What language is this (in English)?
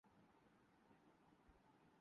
Urdu